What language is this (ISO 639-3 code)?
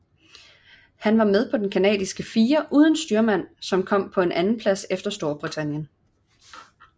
dan